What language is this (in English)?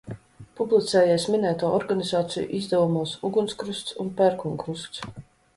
Latvian